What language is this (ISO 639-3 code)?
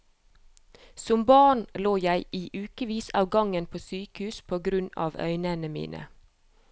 nor